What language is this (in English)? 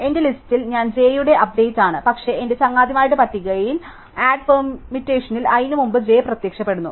Malayalam